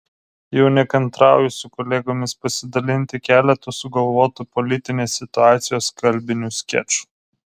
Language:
Lithuanian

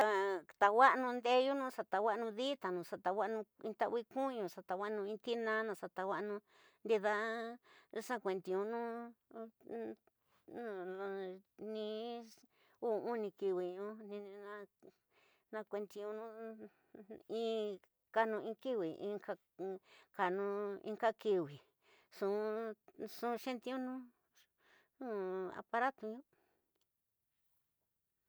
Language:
Tidaá Mixtec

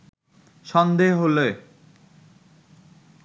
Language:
Bangla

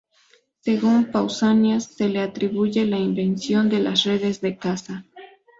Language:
Spanish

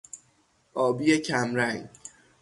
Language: Persian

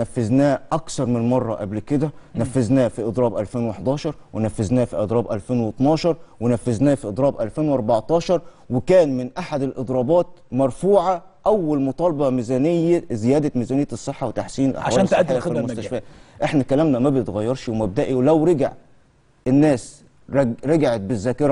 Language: Arabic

